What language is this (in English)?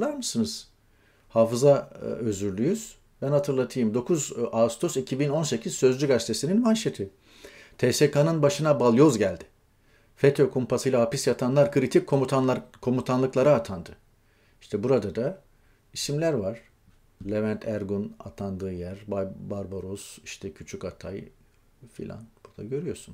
Turkish